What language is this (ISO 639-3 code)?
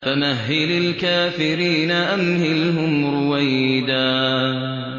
ara